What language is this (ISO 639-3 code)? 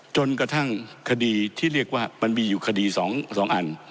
tha